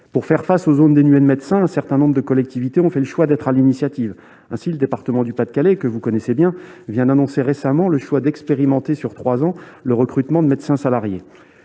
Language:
French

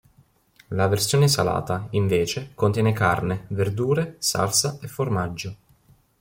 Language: Italian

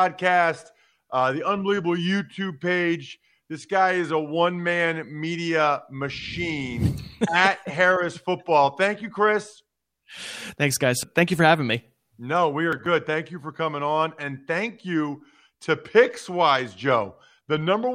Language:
English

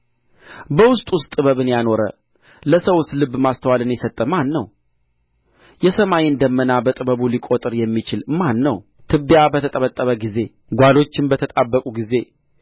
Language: Amharic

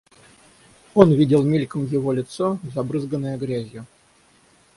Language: Russian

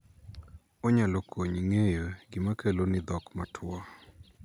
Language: Luo (Kenya and Tanzania)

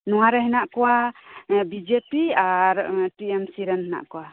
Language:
Santali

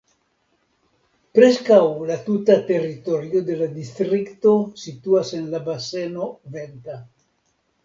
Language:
Esperanto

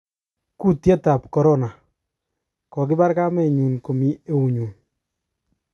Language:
Kalenjin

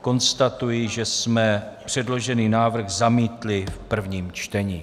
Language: Czech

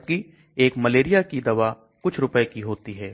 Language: Hindi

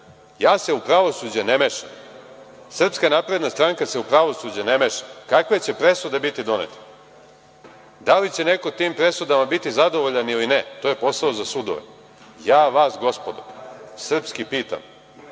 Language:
Serbian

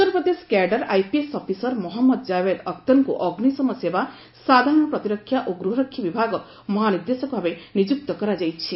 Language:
Odia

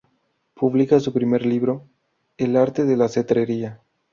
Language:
Spanish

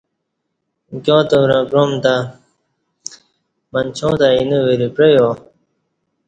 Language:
Kati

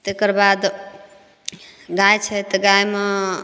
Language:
Maithili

